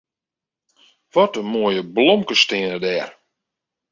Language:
Western Frisian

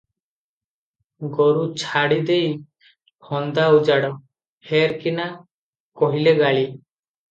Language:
Odia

